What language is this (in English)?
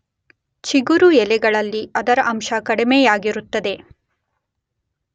Kannada